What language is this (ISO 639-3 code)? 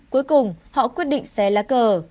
vie